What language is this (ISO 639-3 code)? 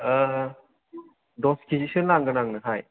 brx